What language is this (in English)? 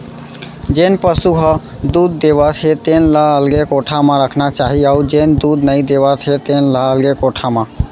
Chhattisgarhi